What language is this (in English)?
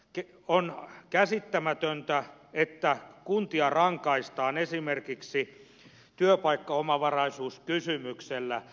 Finnish